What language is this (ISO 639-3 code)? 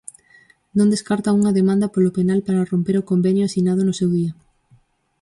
glg